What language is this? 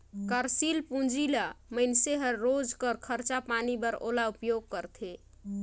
Chhattisgarhi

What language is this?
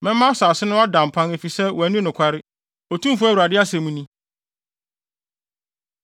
Akan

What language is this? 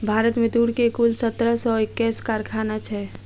Maithili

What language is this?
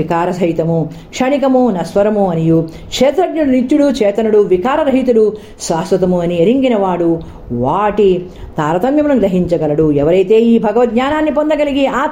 Telugu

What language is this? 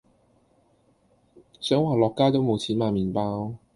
Cantonese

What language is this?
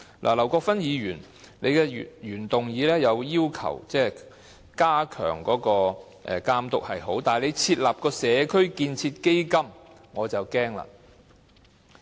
Cantonese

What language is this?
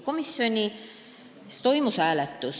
Estonian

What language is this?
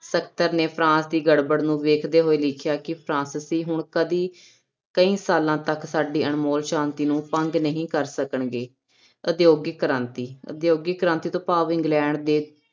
Punjabi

